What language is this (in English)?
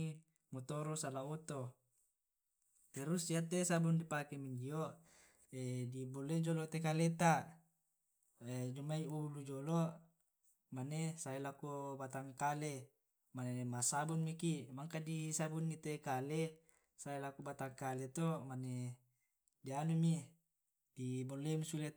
Tae'